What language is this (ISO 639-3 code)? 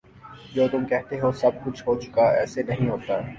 urd